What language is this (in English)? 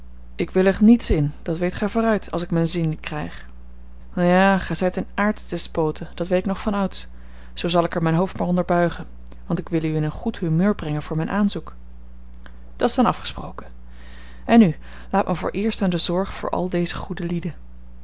Dutch